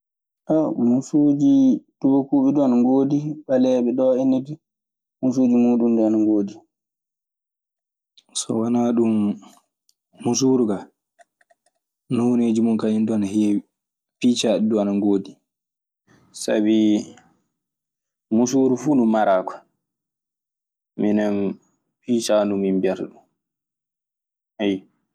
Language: Maasina Fulfulde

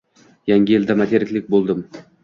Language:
Uzbek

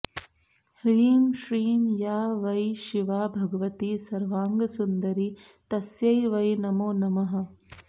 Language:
Sanskrit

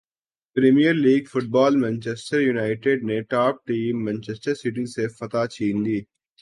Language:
Urdu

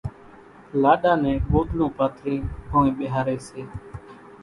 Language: Kachi Koli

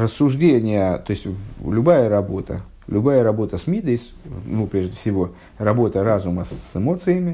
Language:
Russian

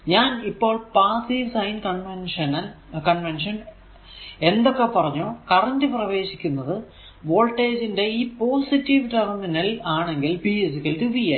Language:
Malayalam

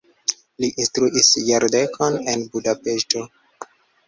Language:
Esperanto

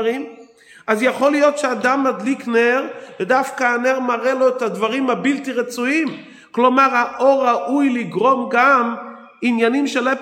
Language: Hebrew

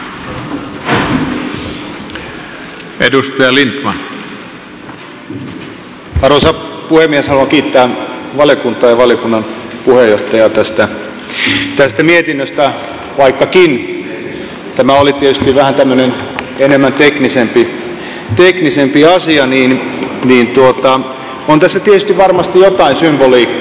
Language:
Finnish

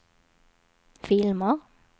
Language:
Swedish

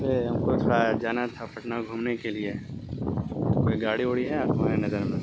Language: Urdu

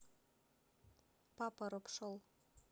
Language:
Russian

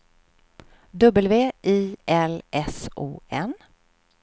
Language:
Swedish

